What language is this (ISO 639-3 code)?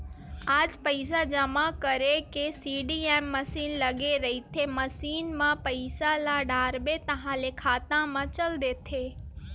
hne